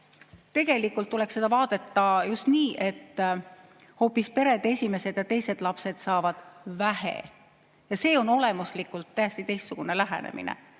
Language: Estonian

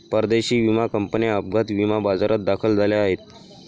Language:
Marathi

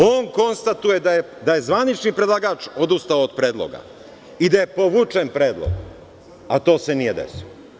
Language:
Serbian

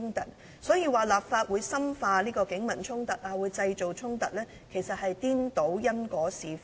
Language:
Cantonese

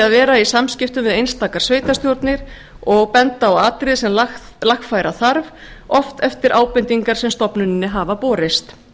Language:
Icelandic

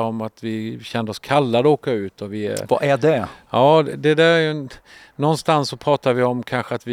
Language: Swedish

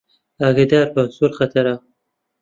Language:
Central Kurdish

